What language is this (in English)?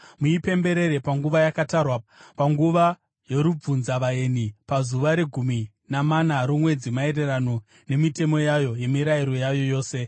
Shona